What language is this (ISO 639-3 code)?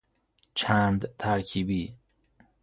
fas